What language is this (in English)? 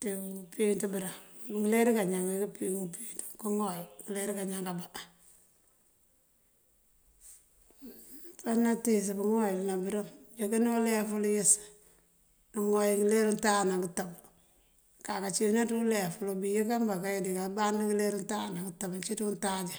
Mandjak